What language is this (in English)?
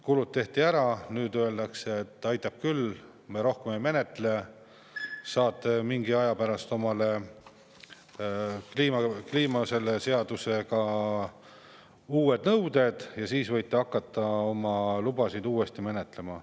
Estonian